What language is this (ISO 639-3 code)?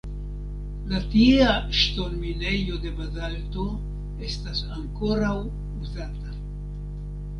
epo